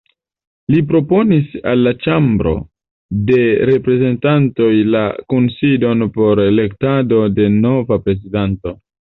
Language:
Esperanto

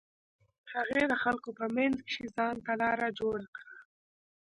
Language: Pashto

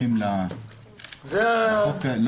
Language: Hebrew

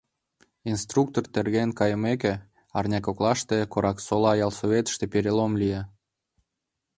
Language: Mari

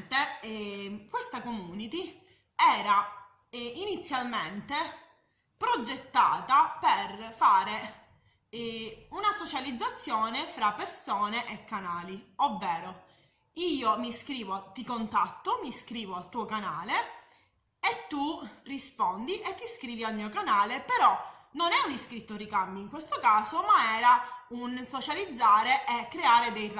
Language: Italian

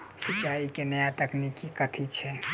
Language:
Maithili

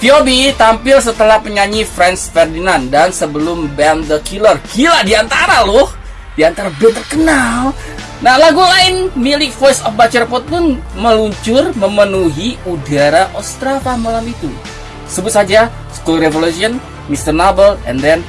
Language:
Indonesian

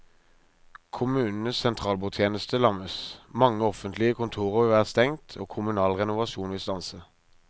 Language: Norwegian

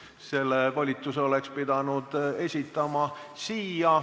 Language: Estonian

